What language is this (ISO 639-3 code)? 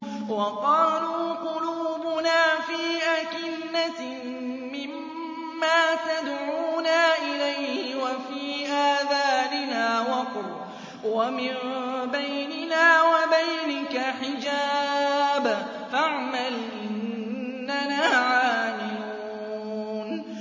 ara